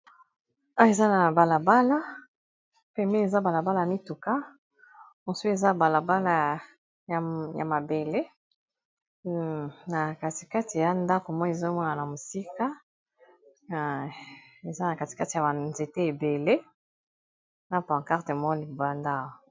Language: Lingala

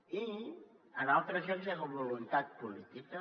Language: Catalan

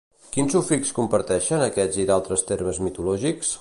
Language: Catalan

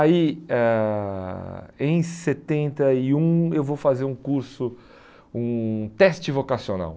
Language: Portuguese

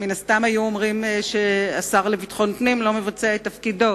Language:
Hebrew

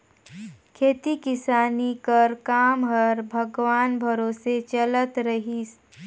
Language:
Chhattisgarhi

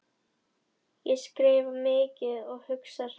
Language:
Icelandic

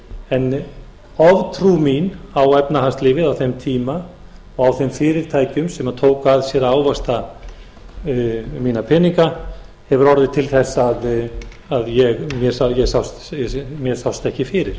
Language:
Icelandic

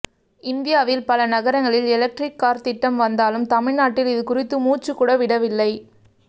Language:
Tamil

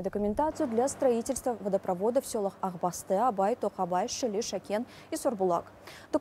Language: Russian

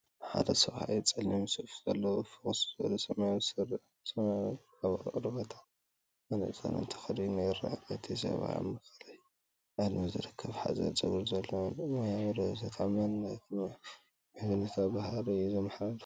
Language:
Tigrinya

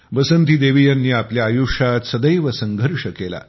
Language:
Marathi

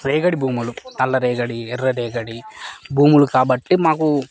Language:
Telugu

